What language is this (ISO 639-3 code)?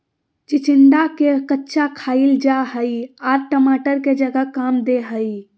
mag